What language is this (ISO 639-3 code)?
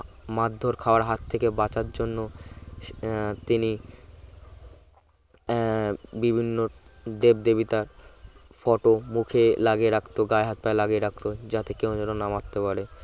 ben